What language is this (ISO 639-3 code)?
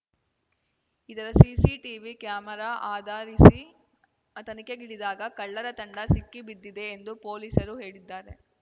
kan